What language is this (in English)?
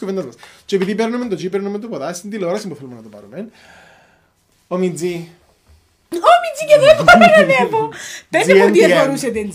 Greek